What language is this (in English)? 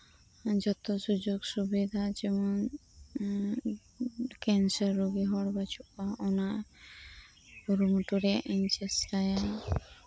Santali